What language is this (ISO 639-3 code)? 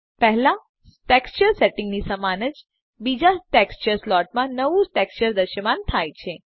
guj